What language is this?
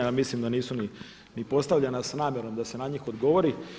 Croatian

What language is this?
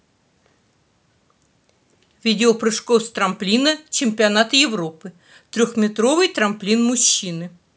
Russian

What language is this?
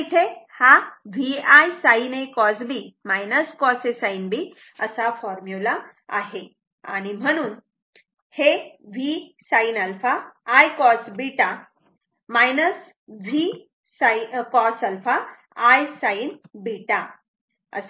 Marathi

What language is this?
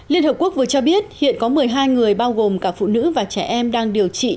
Vietnamese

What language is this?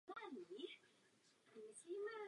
Czech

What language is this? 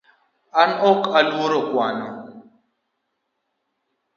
Luo (Kenya and Tanzania)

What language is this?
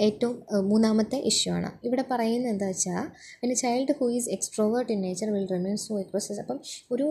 Malayalam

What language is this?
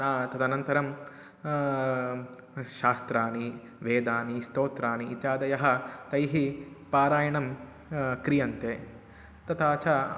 Sanskrit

